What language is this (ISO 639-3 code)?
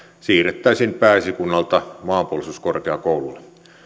fin